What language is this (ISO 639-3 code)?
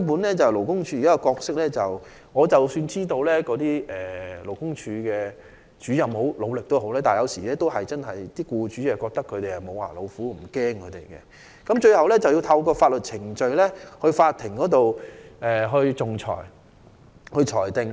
yue